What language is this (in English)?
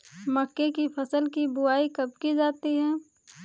Hindi